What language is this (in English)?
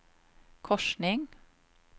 Swedish